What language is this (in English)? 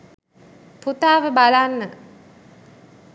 Sinhala